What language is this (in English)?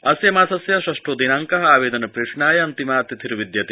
Sanskrit